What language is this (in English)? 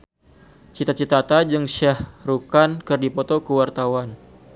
Sundanese